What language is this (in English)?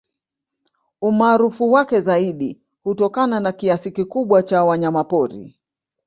Swahili